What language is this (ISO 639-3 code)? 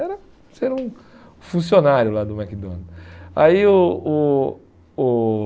por